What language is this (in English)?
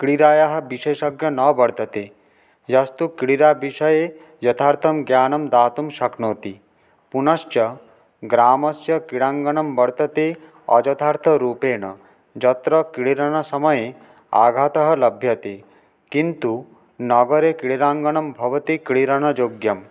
Sanskrit